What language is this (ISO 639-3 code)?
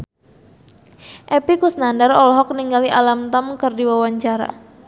sun